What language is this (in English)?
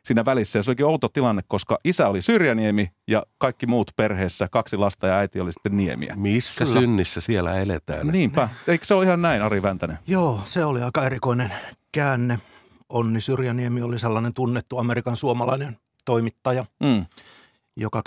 Finnish